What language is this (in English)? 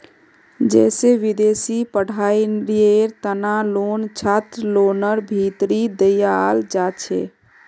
Magahi